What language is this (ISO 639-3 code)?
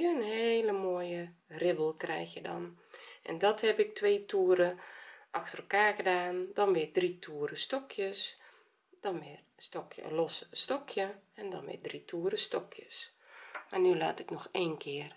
nld